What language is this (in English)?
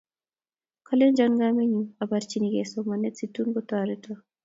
Kalenjin